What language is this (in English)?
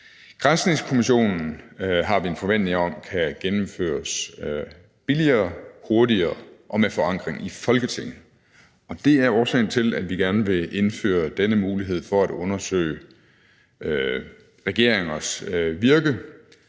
Danish